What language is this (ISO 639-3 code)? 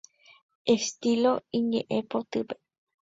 grn